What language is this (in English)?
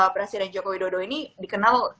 Indonesian